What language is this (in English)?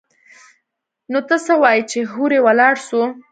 Pashto